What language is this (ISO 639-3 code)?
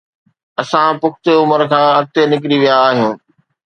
snd